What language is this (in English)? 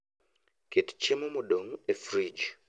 Luo (Kenya and Tanzania)